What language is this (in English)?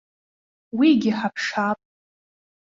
Abkhazian